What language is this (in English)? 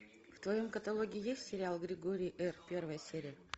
Russian